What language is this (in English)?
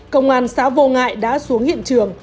Vietnamese